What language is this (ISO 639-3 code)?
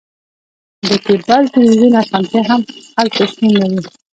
pus